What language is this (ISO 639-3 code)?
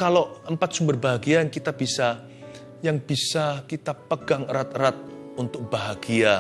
ind